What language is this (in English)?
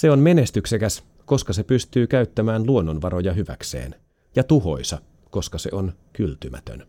Finnish